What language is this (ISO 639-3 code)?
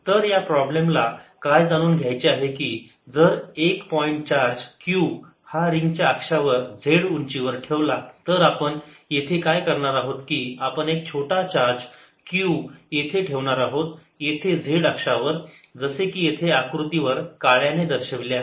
mar